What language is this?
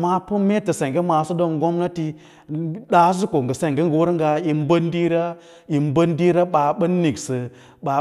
Lala-Roba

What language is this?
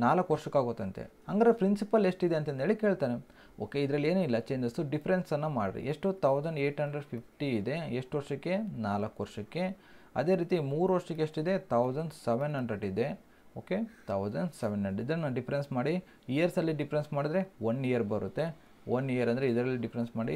Kannada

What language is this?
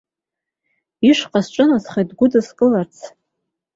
Abkhazian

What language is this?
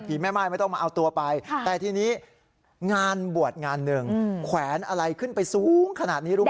Thai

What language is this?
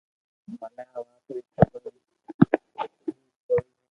Loarki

